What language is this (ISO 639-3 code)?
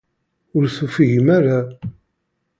kab